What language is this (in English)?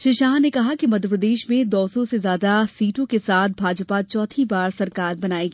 Hindi